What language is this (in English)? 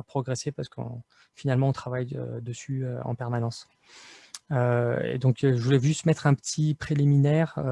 French